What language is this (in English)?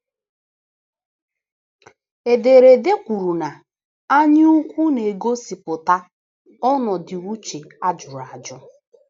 Igbo